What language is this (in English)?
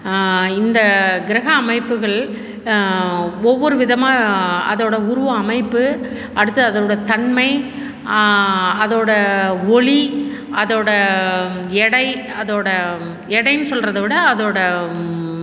Tamil